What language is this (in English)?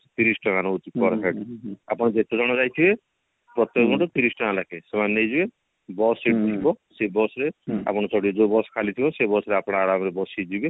Odia